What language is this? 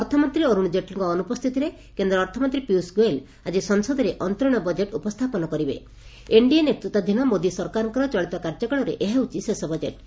Odia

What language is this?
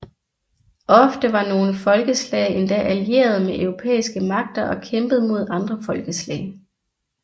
Danish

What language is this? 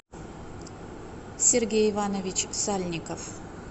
Russian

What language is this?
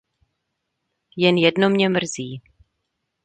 Czech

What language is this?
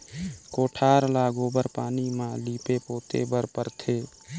Chhattisgarhi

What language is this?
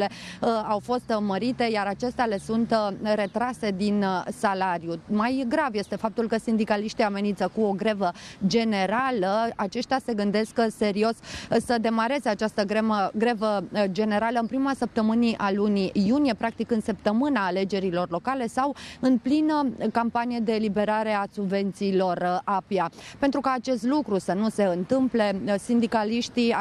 Romanian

